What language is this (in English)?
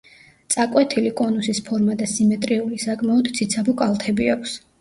Georgian